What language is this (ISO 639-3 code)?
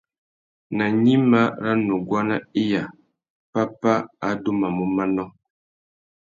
bag